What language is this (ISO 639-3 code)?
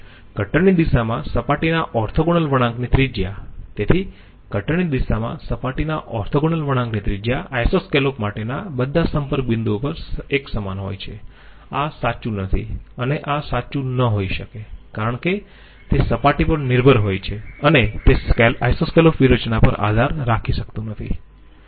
guj